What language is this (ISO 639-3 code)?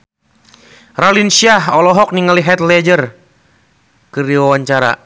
sun